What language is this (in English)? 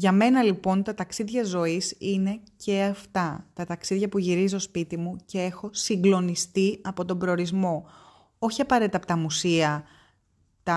Greek